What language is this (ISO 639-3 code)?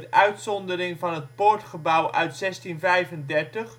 nld